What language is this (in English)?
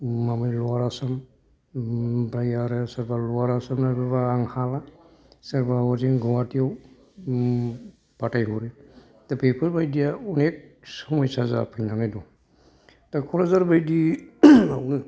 Bodo